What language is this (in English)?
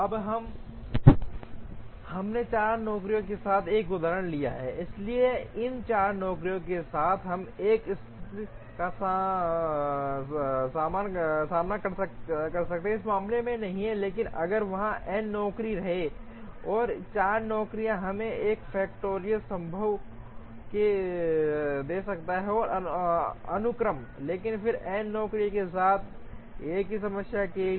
Hindi